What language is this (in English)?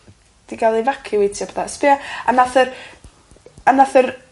Welsh